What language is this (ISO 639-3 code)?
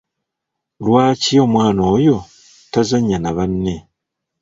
lug